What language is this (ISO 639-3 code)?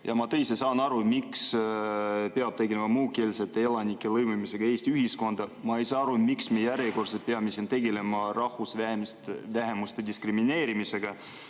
est